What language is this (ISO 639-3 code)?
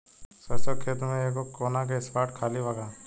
bho